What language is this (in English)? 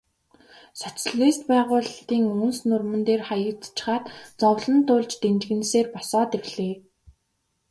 Mongolian